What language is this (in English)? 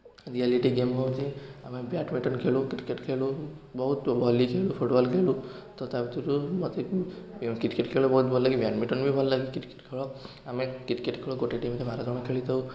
Odia